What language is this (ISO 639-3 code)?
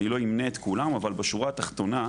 heb